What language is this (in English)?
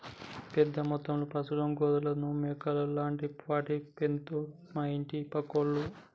Telugu